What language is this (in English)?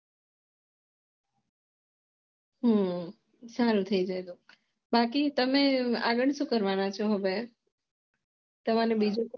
Gujarati